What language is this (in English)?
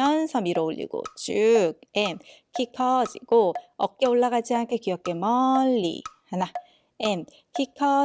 Korean